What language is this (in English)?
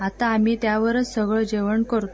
Marathi